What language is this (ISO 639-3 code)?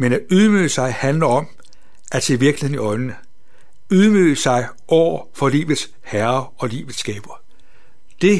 dan